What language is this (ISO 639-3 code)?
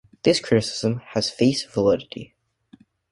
eng